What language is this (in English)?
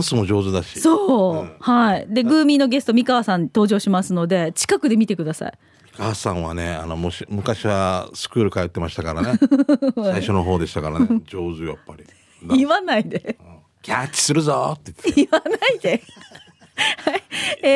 Japanese